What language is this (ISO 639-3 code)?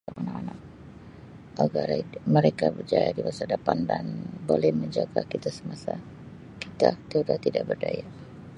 msi